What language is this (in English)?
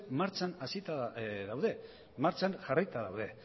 Basque